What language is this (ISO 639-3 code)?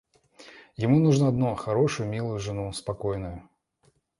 rus